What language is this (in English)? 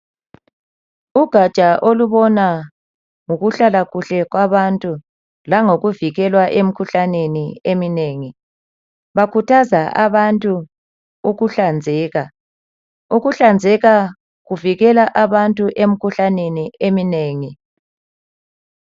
North Ndebele